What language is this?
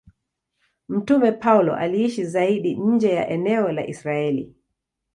Swahili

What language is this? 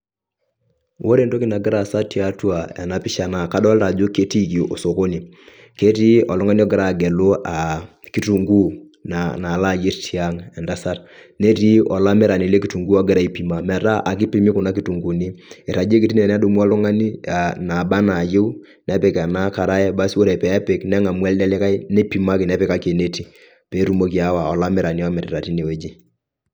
Masai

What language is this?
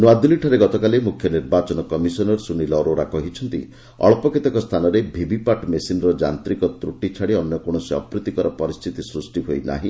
Odia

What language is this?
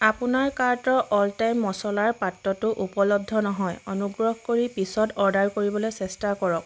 Assamese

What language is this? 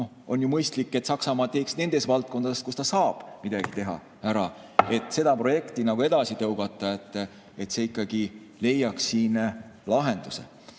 Estonian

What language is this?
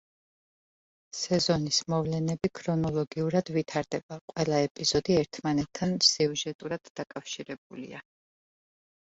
Georgian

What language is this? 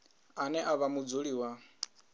Venda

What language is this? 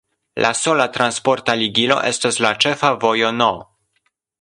Esperanto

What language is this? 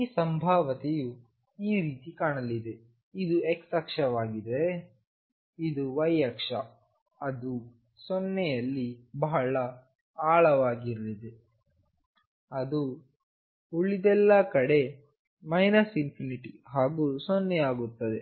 Kannada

